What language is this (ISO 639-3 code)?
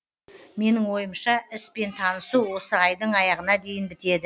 kaz